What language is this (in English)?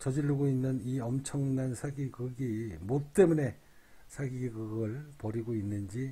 Korean